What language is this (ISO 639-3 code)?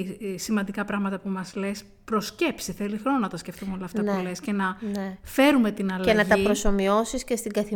ell